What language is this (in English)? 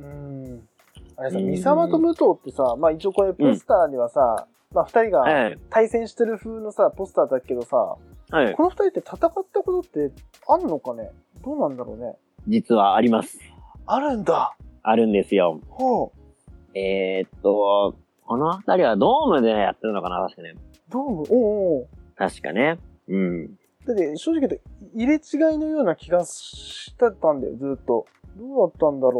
Japanese